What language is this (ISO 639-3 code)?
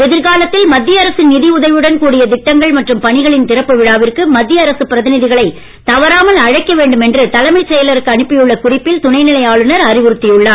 tam